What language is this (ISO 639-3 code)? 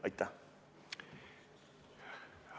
est